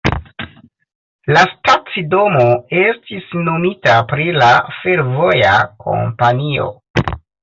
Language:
Esperanto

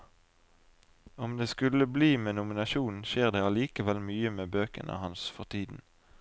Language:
Norwegian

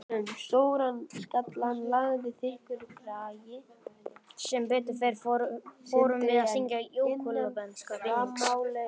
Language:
Icelandic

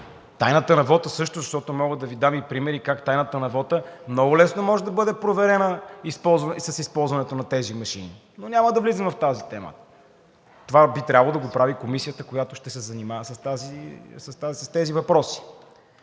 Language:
Bulgarian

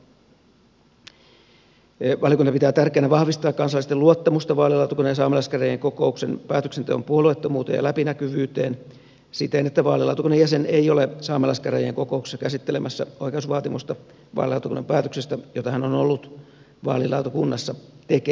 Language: Finnish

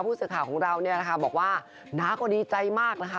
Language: Thai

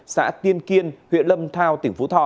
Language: Vietnamese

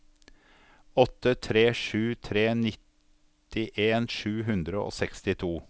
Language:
Norwegian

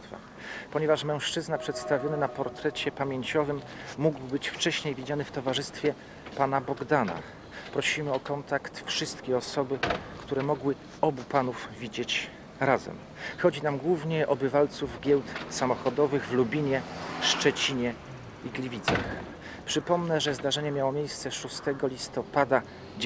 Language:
Polish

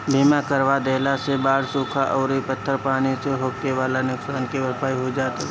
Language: Bhojpuri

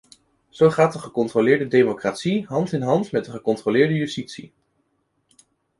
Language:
Dutch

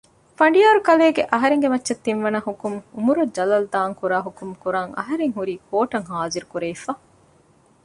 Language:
Divehi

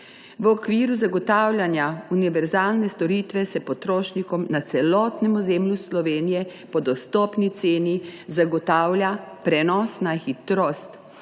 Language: Slovenian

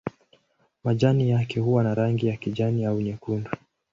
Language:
Swahili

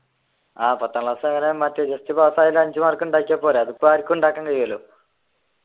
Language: Malayalam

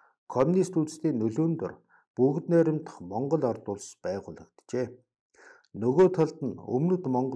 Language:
Korean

